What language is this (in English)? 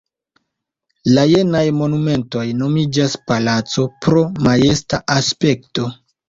Esperanto